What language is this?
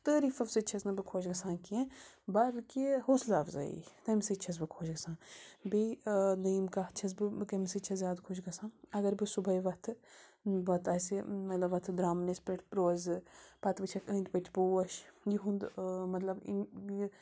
Kashmiri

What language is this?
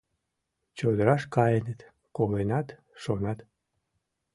Mari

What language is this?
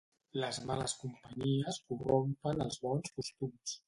Catalan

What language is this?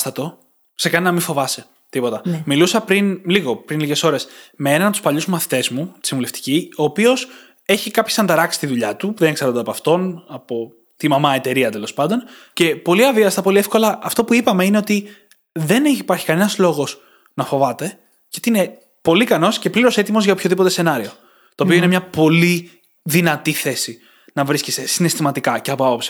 Greek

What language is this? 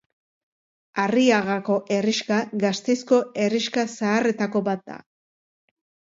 Basque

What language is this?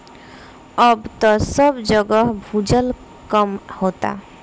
Bhojpuri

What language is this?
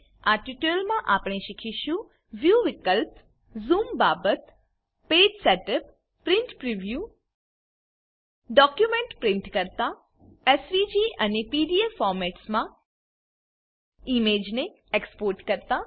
Gujarati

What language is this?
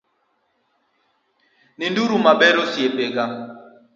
Luo (Kenya and Tanzania)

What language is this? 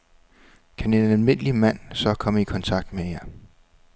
Danish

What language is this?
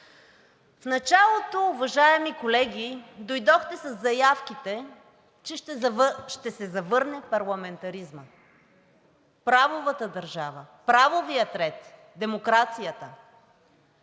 Bulgarian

